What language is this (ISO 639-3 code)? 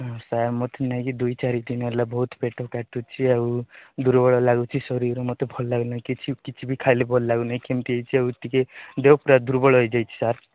ori